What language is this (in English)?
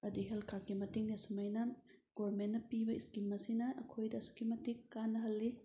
Manipuri